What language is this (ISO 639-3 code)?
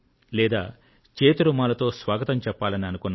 tel